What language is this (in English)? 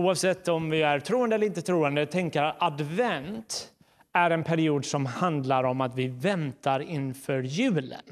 Swedish